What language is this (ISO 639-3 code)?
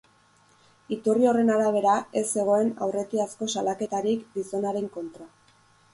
eus